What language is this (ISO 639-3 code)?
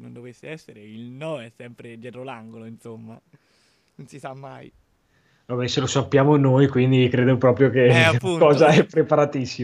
ita